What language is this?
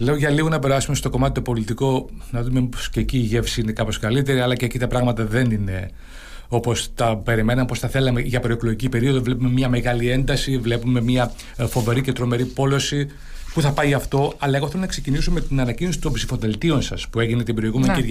Greek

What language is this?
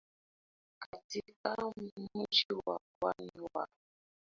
Swahili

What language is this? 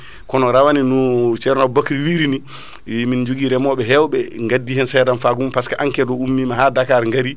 Fula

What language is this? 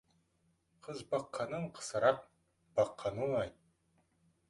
Kazakh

